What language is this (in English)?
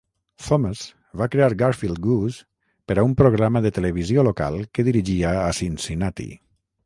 Catalan